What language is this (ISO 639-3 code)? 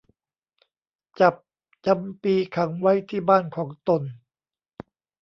tha